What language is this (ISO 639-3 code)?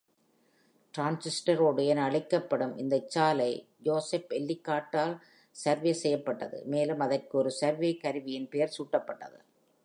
tam